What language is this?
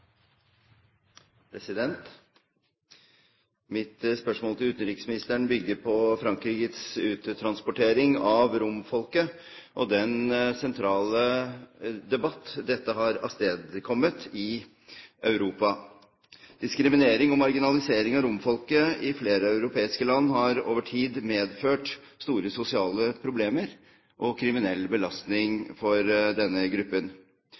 Norwegian Bokmål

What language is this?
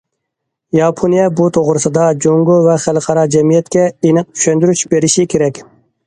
Uyghur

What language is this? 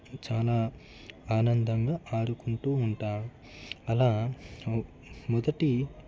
Telugu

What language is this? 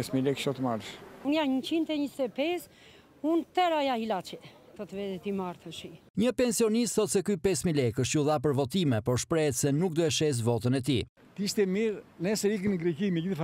Romanian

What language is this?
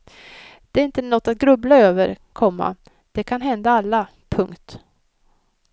Swedish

